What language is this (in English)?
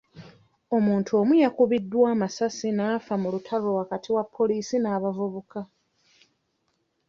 Ganda